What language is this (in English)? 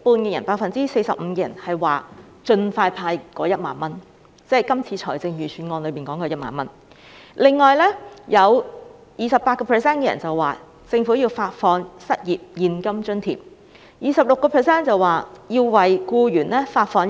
Cantonese